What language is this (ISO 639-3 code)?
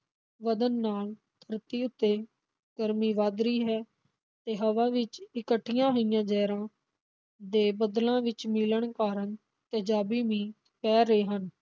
pan